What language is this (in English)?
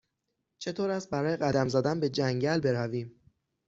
Persian